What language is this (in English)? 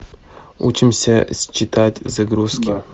Russian